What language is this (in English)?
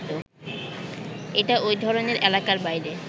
Bangla